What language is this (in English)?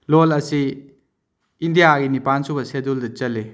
Manipuri